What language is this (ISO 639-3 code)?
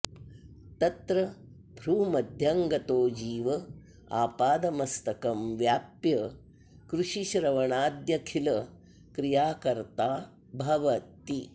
san